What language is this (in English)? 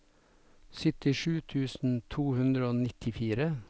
Norwegian